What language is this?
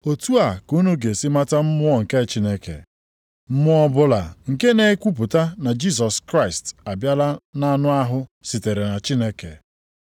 Igbo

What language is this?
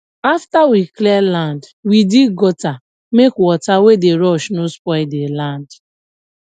Nigerian Pidgin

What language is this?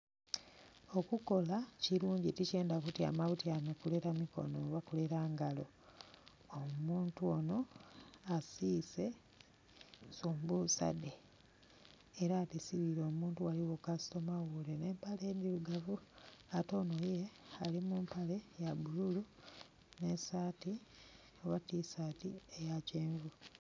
Soga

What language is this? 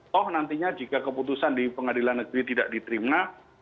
Indonesian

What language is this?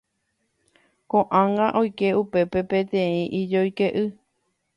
Guarani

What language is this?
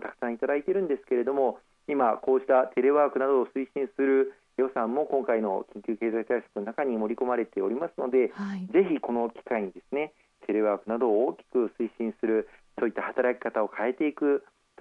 Japanese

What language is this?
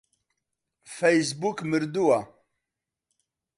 Central Kurdish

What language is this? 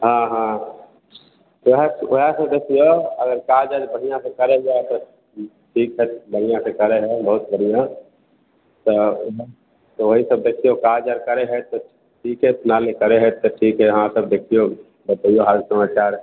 Maithili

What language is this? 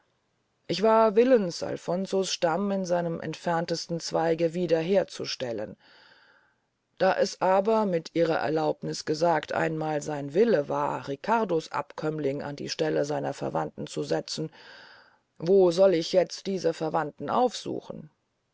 German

